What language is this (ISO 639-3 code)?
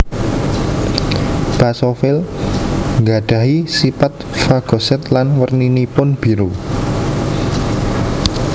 jav